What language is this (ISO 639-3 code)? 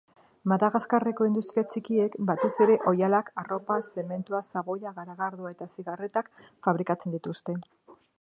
eus